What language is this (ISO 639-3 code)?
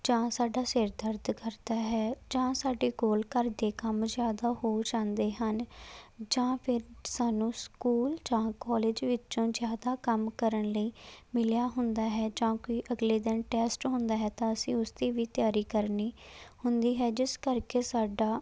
pan